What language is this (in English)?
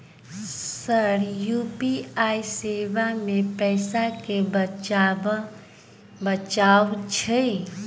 Maithili